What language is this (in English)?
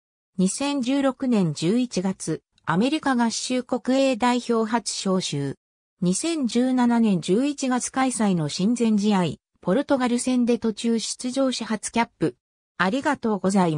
Japanese